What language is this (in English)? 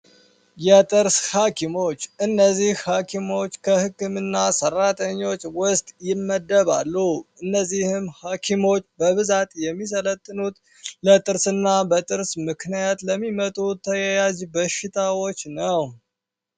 Amharic